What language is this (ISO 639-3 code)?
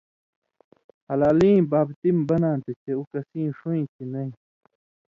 mvy